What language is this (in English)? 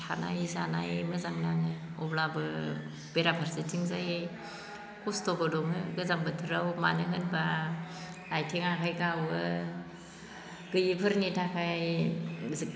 Bodo